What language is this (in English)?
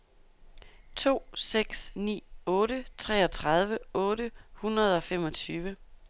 Danish